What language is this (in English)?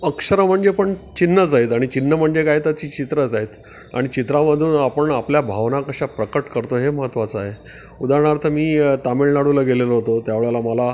Marathi